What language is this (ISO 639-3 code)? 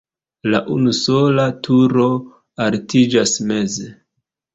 epo